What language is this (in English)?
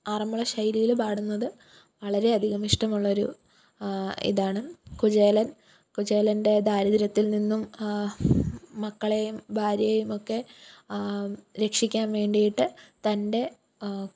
Malayalam